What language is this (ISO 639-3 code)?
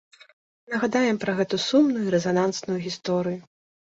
bel